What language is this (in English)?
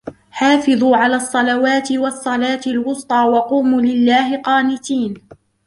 Arabic